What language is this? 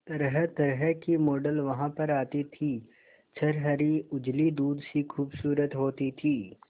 Hindi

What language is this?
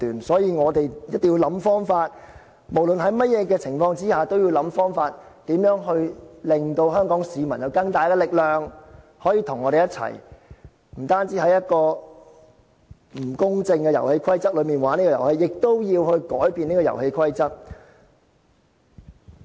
Cantonese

